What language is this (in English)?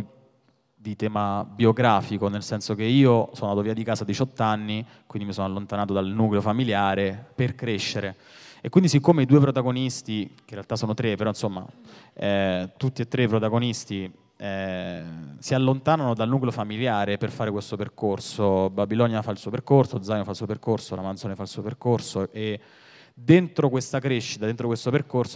Italian